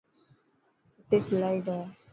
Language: Dhatki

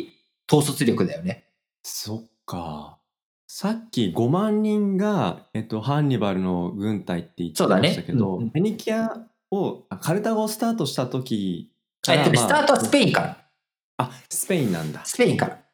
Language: Japanese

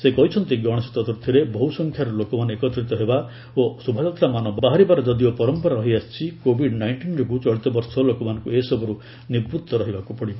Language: Odia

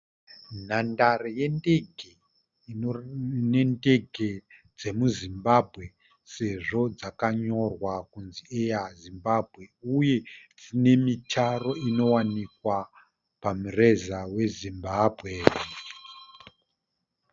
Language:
Shona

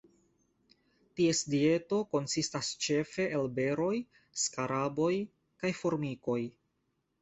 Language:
Esperanto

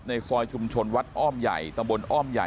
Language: Thai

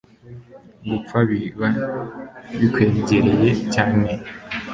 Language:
Kinyarwanda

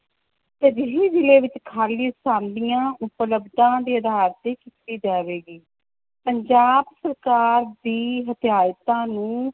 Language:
Punjabi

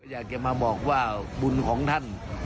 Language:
Thai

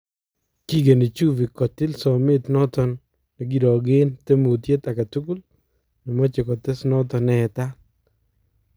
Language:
Kalenjin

